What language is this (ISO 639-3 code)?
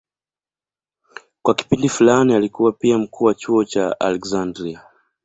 swa